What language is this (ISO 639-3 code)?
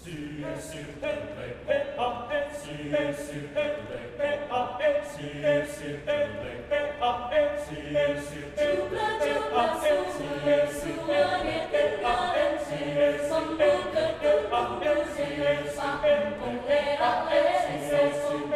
tha